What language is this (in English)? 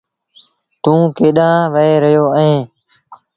Sindhi Bhil